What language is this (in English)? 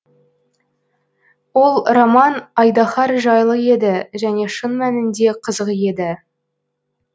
Kazakh